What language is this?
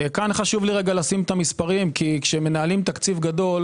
Hebrew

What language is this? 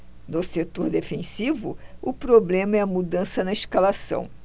Portuguese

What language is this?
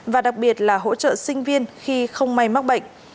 Vietnamese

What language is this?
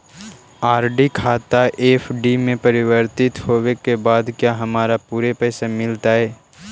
Magahi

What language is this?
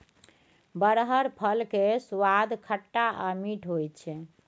Maithili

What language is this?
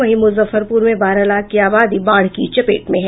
Hindi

